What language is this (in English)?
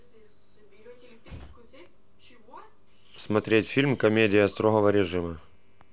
Russian